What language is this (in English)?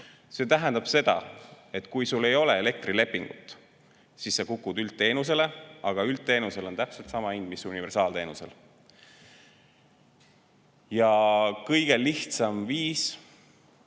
Estonian